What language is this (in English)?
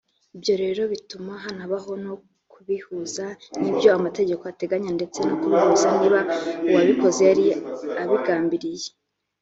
Kinyarwanda